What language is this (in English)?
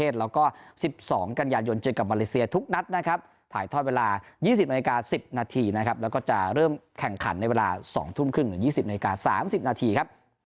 Thai